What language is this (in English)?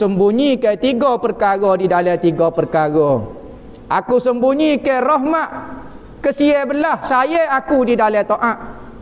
Malay